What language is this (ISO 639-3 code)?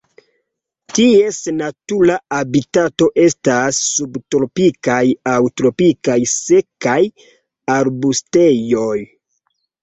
epo